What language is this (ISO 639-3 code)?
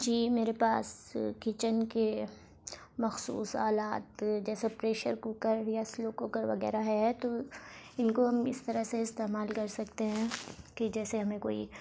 urd